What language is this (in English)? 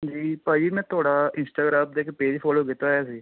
Punjabi